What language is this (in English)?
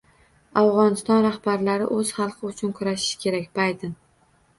Uzbek